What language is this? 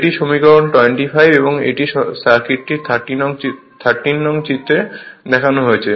Bangla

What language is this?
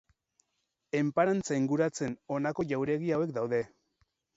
Basque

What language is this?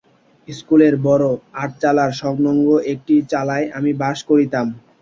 Bangla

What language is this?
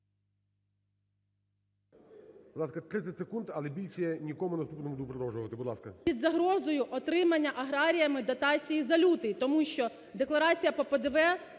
Ukrainian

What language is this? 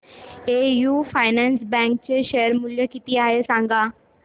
Marathi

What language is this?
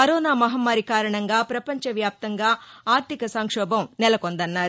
Telugu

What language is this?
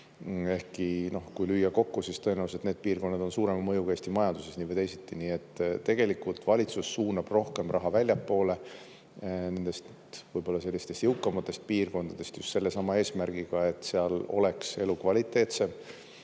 Estonian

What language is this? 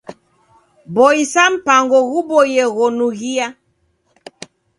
Taita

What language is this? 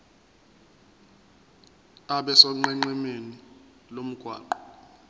Zulu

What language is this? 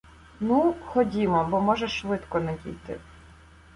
Ukrainian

